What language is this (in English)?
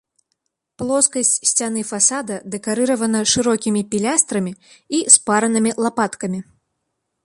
Belarusian